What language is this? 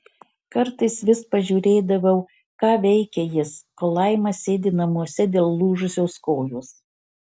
Lithuanian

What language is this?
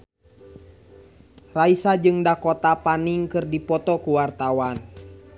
Sundanese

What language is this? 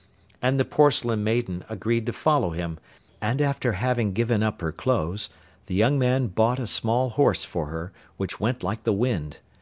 English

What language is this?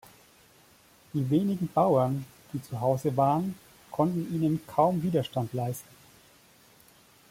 German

